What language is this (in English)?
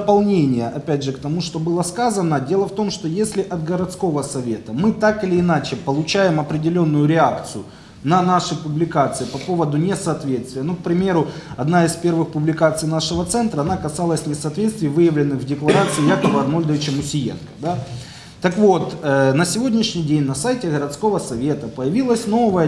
Russian